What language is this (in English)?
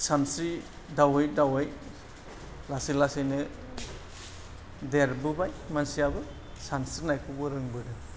Bodo